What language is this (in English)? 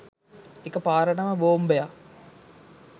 Sinhala